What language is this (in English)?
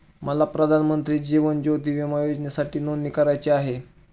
Marathi